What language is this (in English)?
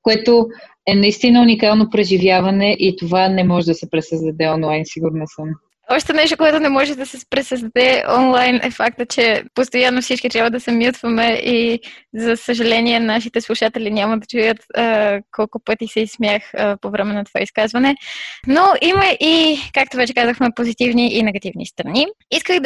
Bulgarian